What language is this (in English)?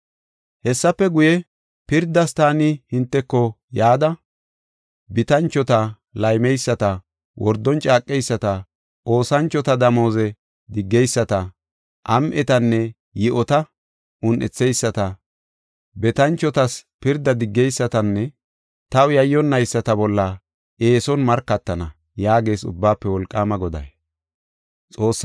Gofa